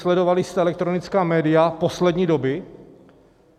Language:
Czech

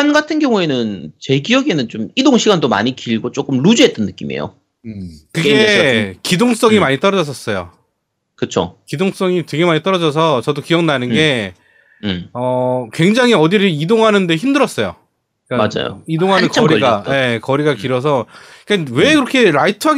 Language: Korean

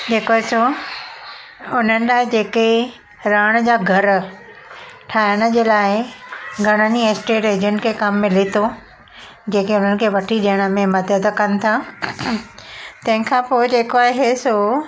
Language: Sindhi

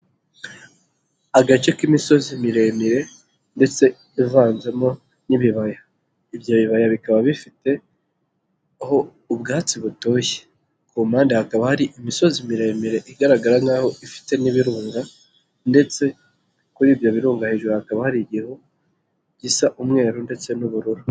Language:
Kinyarwanda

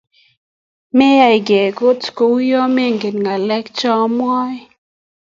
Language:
Kalenjin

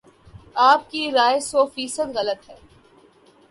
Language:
Urdu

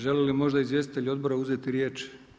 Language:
Croatian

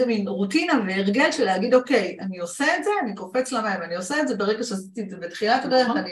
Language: Hebrew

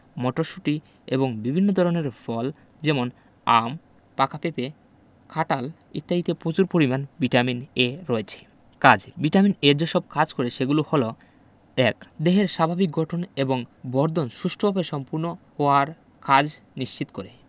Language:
Bangla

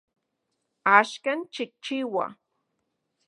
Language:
Central Puebla Nahuatl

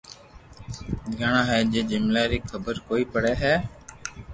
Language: Loarki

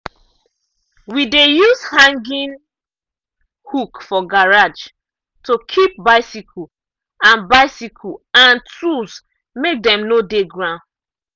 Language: Nigerian Pidgin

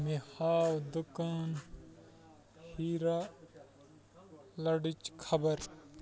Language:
Kashmiri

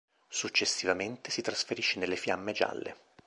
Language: Italian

